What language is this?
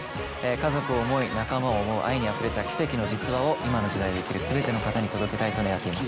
Japanese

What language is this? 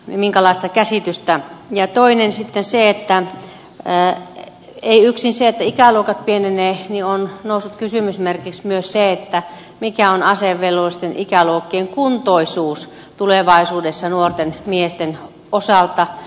Finnish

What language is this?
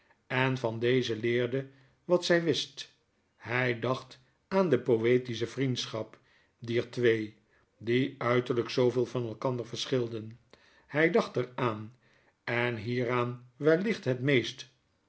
Dutch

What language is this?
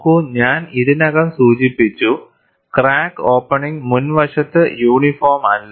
Malayalam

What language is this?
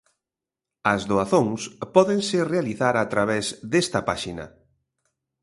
Galician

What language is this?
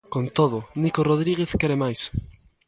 Galician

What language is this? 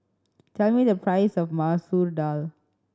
English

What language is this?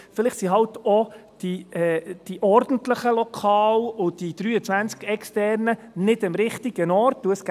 Swiss German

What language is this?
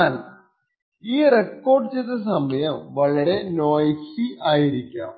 Malayalam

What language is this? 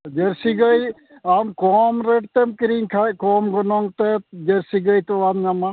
Santali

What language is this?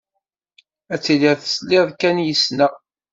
Kabyle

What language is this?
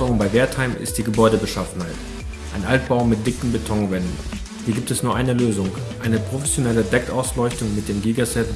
German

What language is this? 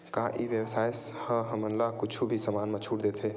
Chhattisgarhi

